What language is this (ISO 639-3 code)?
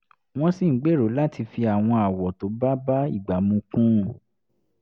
yor